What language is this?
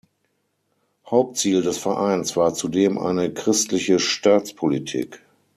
German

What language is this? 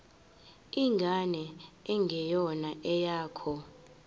Zulu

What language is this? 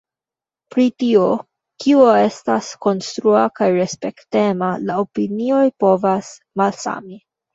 Esperanto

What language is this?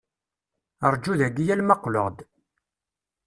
Kabyle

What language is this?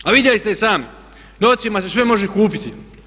Croatian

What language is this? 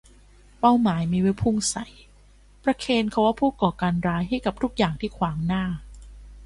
Thai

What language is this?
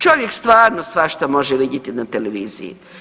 Croatian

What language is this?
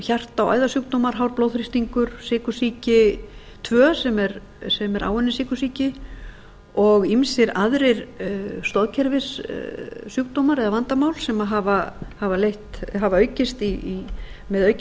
Icelandic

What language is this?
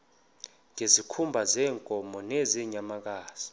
Xhosa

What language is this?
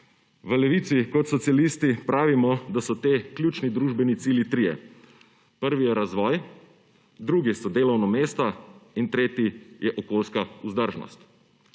Slovenian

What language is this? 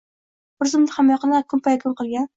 Uzbek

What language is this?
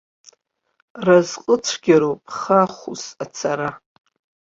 Abkhazian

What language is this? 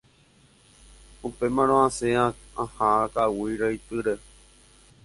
Guarani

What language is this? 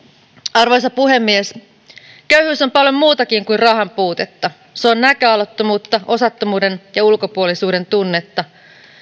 Finnish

